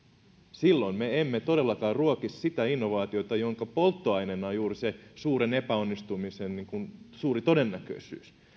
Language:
Finnish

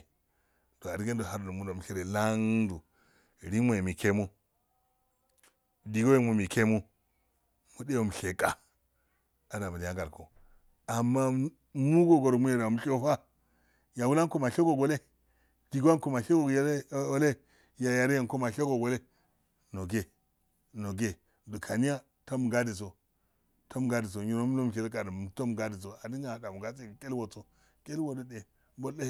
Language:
Afade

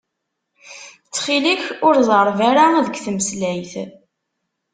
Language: Kabyle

